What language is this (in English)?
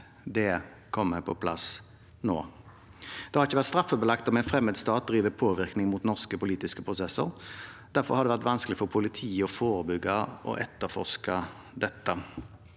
Norwegian